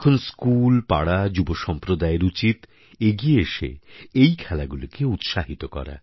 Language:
Bangla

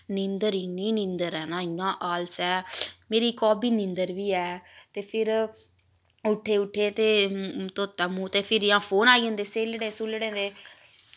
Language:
Dogri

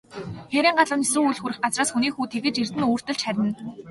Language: Mongolian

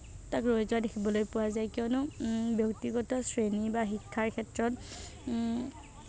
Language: Assamese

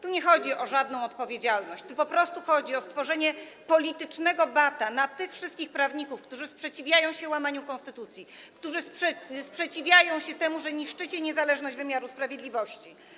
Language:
Polish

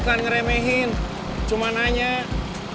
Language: Indonesian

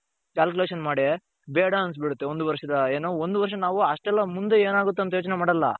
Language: Kannada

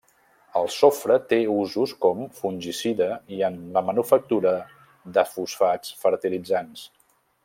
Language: Catalan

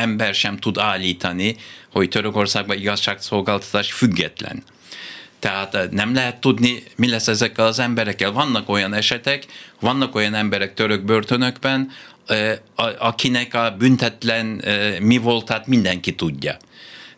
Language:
Hungarian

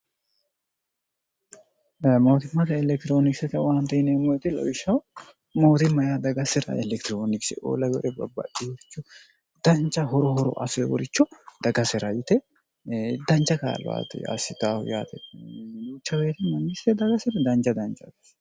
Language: Sidamo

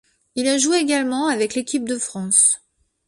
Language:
French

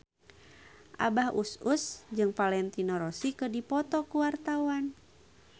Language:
Sundanese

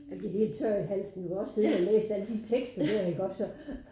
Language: Danish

